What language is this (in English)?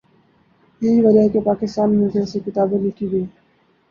Urdu